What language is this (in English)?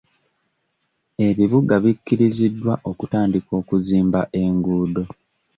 Ganda